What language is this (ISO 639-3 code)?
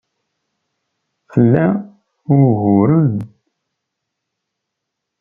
kab